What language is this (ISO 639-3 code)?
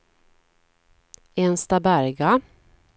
swe